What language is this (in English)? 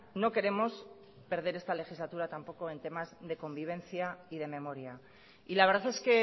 Spanish